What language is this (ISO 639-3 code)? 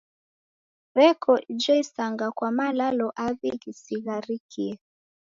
dav